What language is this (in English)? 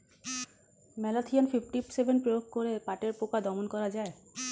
Bangla